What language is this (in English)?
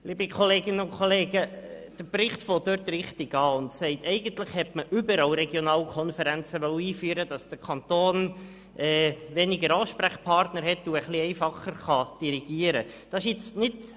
Swiss German